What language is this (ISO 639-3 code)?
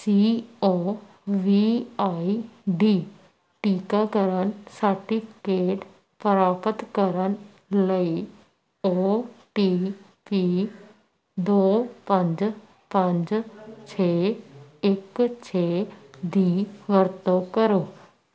pan